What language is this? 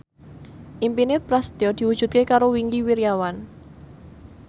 Javanese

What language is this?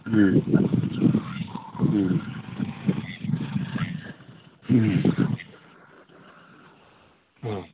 Manipuri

